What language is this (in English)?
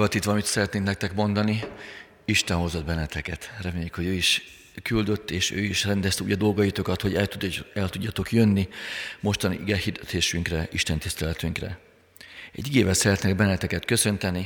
Hungarian